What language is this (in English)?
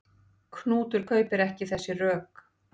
Icelandic